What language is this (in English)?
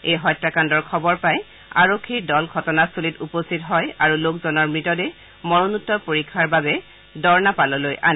Assamese